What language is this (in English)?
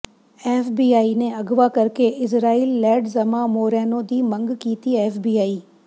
Punjabi